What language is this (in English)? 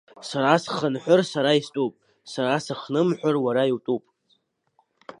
Abkhazian